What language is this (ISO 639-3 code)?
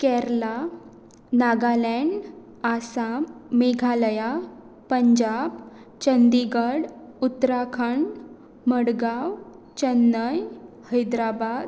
kok